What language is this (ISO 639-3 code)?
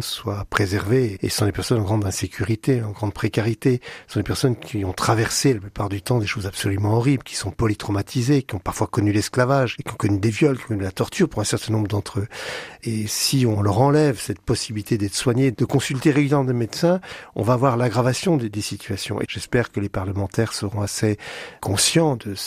fra